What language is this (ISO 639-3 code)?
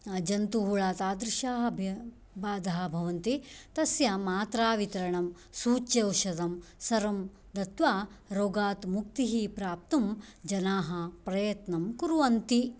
san